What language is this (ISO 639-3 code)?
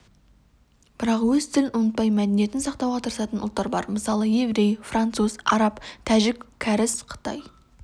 kaz